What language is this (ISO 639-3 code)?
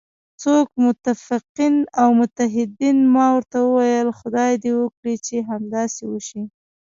pus